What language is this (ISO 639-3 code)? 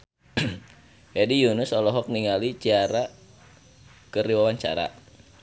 sun